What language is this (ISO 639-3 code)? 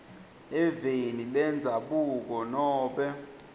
ssw